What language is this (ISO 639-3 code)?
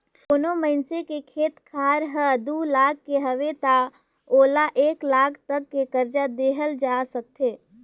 hne